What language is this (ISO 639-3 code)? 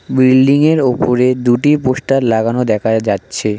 ben